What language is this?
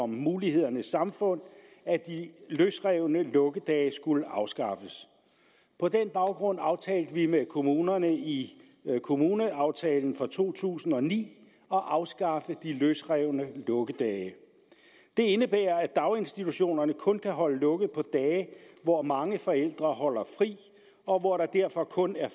Danish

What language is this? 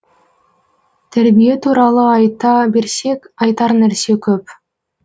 Kazakh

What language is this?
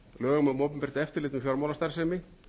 Icelandic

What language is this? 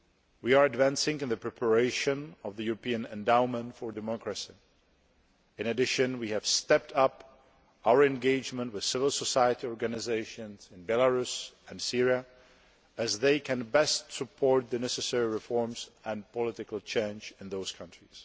English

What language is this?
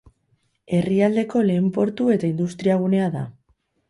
Basque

